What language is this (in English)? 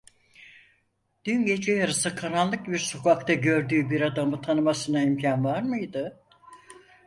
Turkish